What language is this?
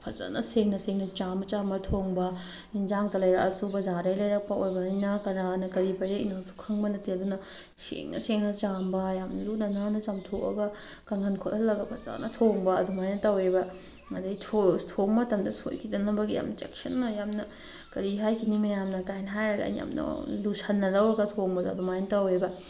Manipuri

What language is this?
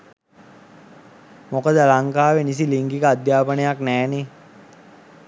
Sinhala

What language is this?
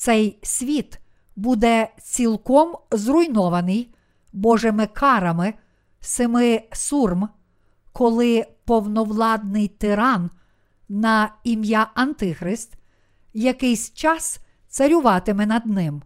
Ukrainian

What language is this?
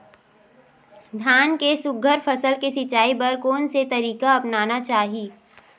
Chhattisgarhi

